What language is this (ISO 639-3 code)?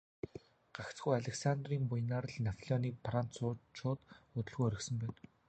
mon